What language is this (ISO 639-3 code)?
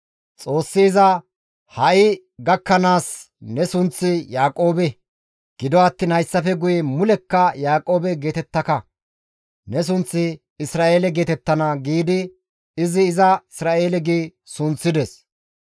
gmv